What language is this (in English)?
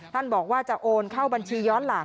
Thai